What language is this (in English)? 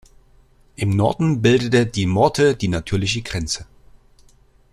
German